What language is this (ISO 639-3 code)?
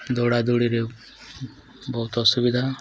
ori